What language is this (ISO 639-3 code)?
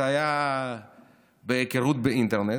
heb